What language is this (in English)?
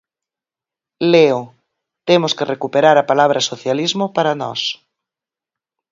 Galician